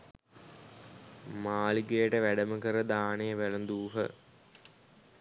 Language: Sinhala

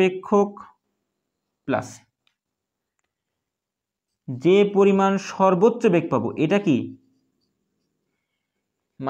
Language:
Hindi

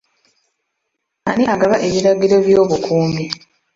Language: Ganda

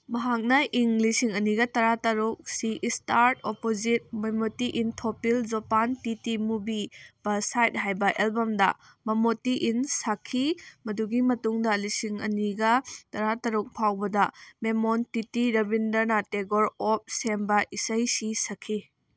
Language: Manipuri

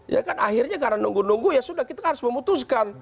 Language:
Indonesian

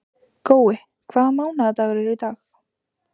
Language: Icelandic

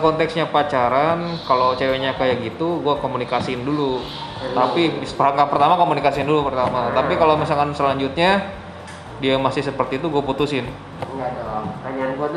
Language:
Indonesian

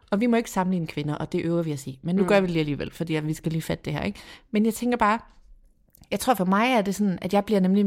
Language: Danish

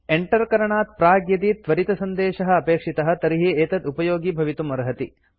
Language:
Sanskrit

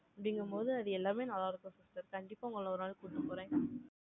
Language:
Tamil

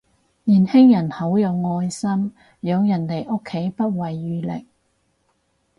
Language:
Cantonese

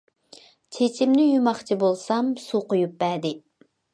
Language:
Uyghur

